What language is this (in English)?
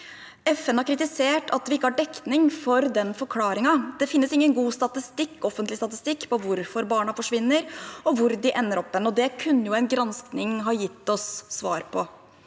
Norwegian